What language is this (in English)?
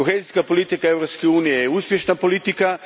Croatian